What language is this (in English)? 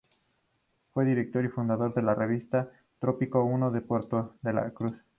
Spanish